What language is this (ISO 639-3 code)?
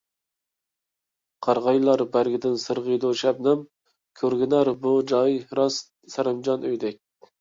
uig